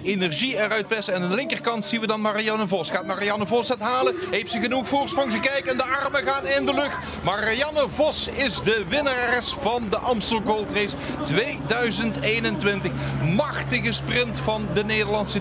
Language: Dutch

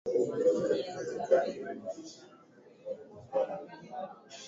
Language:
Swahili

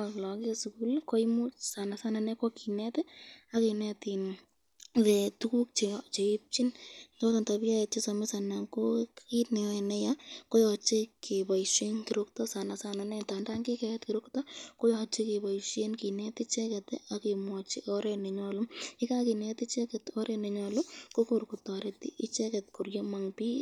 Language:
Kalenjin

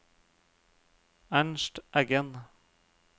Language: Norwegian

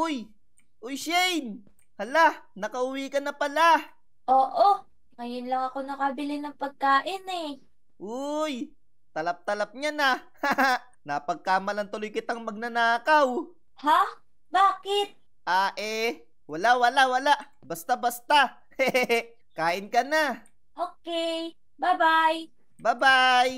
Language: Filipino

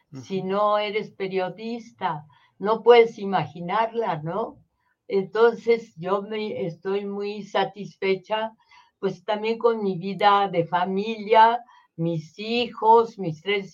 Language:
Spanish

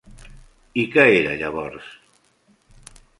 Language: Catalan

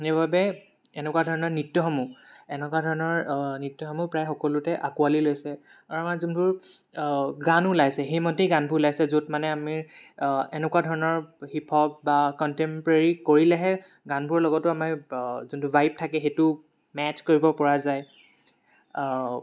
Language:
Assamese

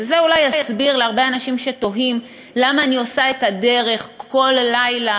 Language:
Hebrew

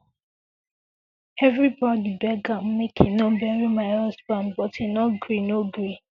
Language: Nigerian Pidgin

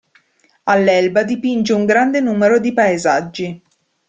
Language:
Italian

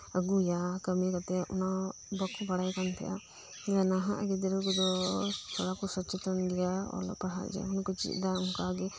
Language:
Santali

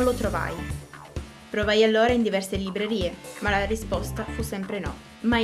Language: Italian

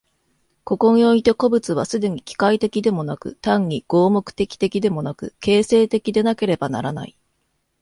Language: Japanese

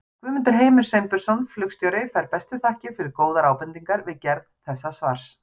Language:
Icelandic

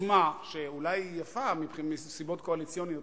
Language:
Hebrew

